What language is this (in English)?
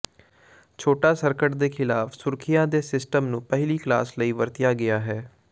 Punjabi